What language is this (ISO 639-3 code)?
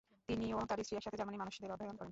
ben